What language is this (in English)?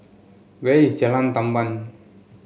English